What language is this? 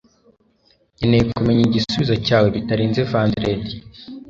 Kinyarwanda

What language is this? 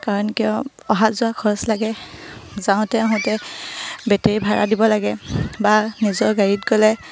Assamese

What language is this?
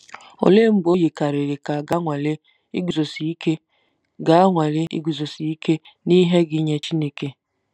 Igbo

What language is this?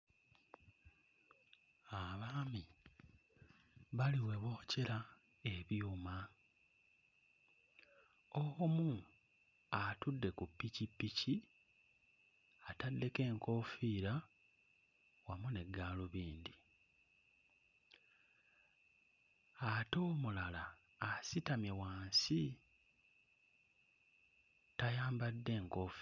Ganda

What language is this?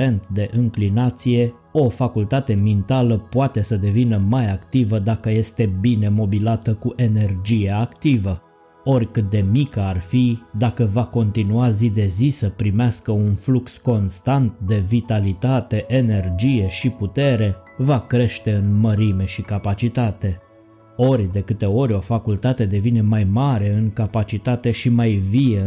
Romanian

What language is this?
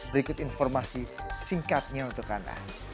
Indonesian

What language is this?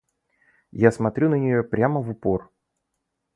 Russian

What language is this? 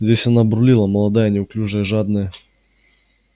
Russian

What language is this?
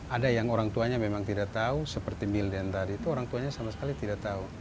Indonesian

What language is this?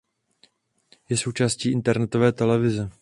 Czech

